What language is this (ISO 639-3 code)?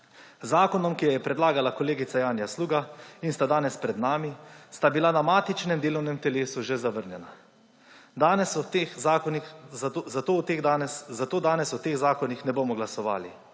slv